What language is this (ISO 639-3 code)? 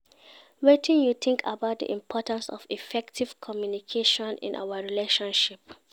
pcm